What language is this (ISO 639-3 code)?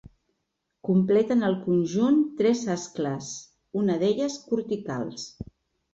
cat